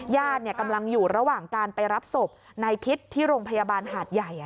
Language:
Thai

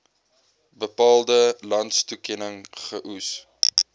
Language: Afrikaans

